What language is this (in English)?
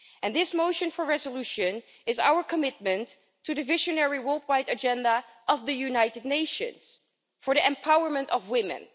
English